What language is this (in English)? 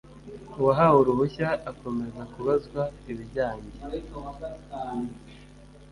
Kinyarwanda